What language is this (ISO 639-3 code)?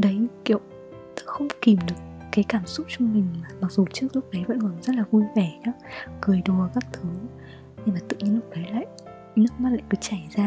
vie